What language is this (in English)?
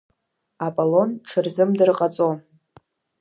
Abkhazian